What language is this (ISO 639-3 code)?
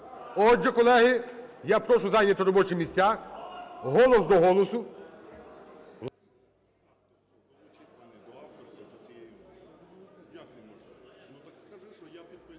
ukr